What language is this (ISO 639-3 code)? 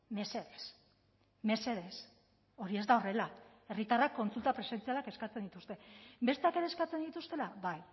eus